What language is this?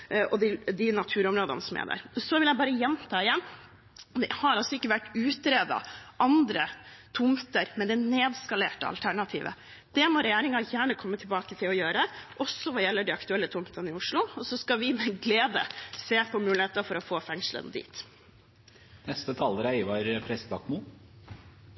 Norwegian Bokmål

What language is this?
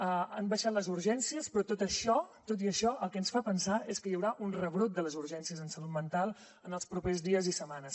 Catalan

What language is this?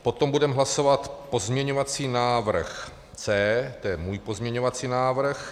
Czech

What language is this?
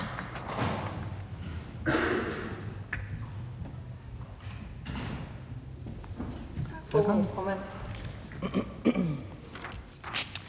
Danish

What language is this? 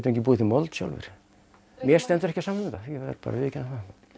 Icelandic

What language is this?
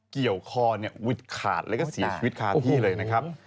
Thai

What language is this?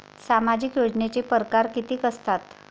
Marathi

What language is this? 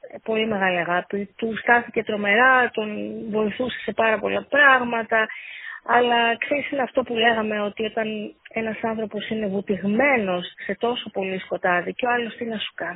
Greek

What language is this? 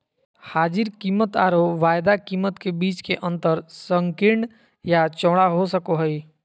Magahi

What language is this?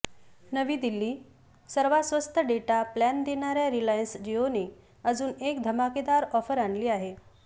Marathi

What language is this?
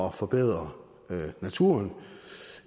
Danish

